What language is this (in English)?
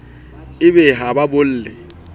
Southern Sotho